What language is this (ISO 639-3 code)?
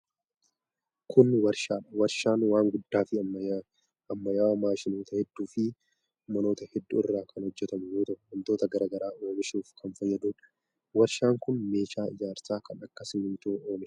orm